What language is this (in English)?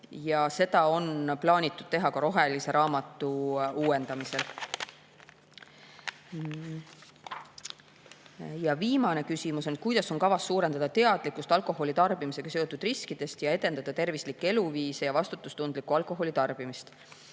Estonian